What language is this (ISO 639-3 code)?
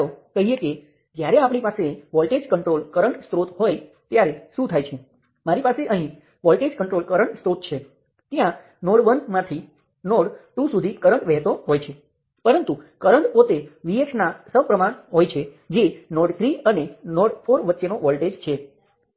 guj